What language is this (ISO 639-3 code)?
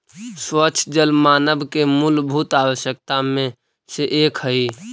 mag